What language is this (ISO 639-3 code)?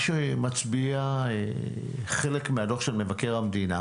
heb